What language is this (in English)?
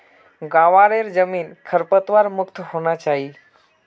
Magahi